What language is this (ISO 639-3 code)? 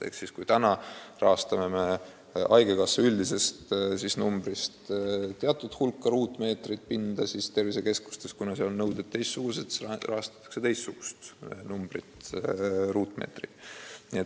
est